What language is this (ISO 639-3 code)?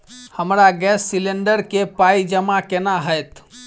mai